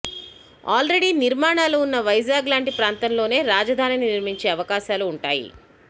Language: Telugu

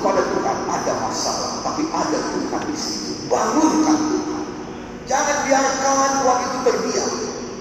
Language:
Indonesian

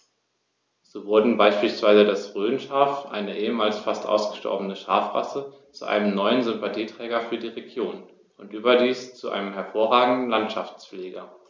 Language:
German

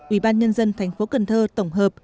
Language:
Vietnamese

